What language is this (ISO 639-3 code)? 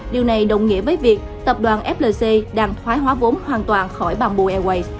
vie